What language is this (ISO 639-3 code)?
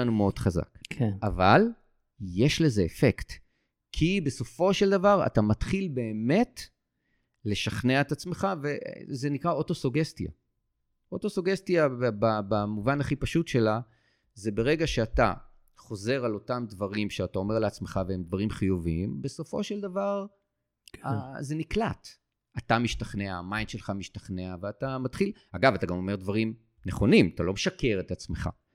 heb